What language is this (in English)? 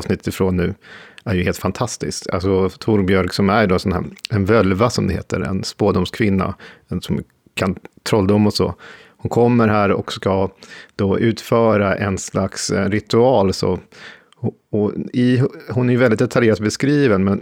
Swedish